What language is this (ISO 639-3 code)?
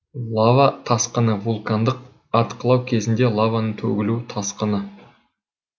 kaz